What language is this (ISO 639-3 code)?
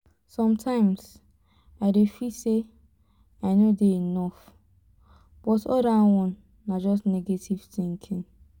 pcm